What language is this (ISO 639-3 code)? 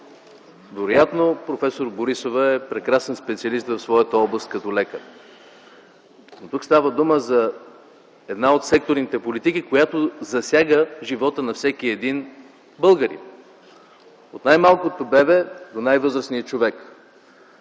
bul